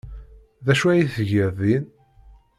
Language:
Kabyle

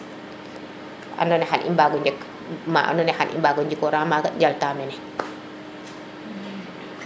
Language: Serer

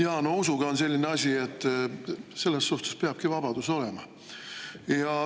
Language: Estonian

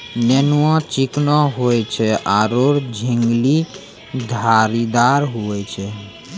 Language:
Maithili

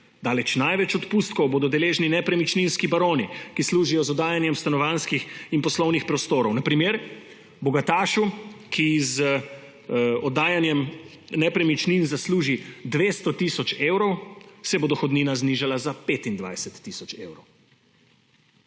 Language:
Slovenian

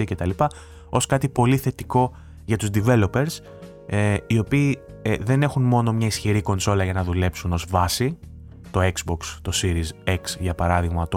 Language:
Greek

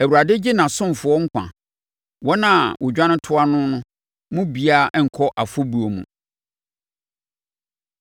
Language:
Akan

